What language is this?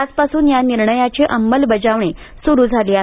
Marathi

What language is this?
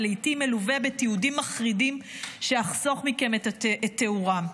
Hebrew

